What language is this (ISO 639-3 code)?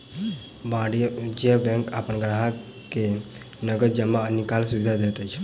mai